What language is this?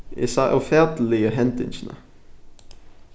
Faroese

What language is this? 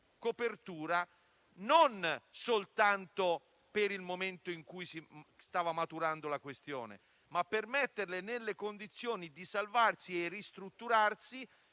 Italian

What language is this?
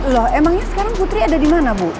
Indonesian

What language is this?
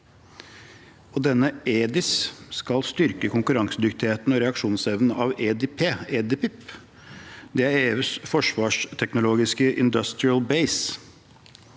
Norwegian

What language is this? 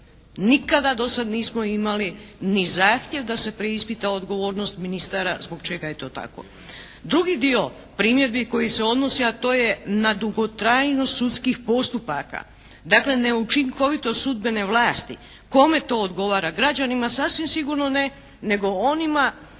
Croatian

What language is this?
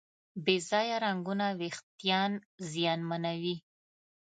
Pashto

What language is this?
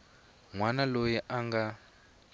Tsonga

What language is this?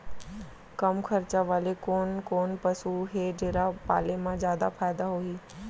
Chhattisgarhi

